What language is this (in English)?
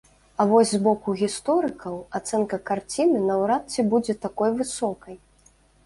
Belarusian